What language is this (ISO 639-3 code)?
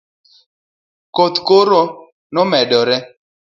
luo